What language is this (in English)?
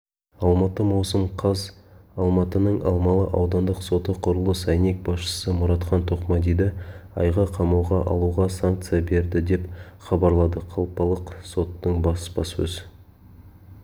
Kazakh